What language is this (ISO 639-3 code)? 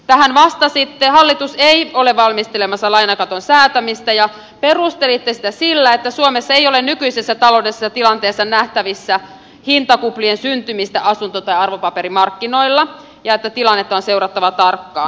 fin